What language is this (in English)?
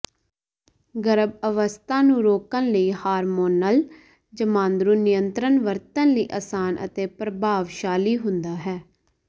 Punjabi